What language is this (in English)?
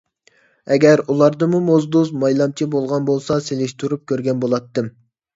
Uyghur